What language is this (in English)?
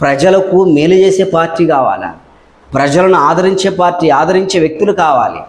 Telugu